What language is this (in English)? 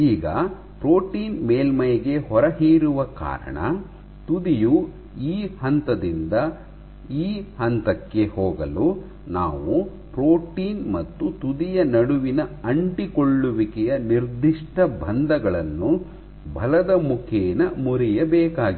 Kannada